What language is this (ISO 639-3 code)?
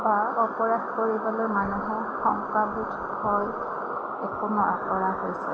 asm